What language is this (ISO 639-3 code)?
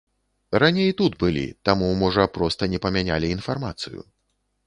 bel